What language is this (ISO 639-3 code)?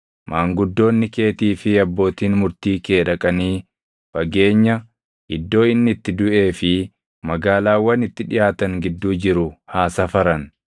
orm